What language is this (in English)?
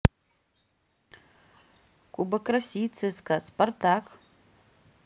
Russian